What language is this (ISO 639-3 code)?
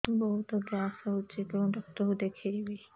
ori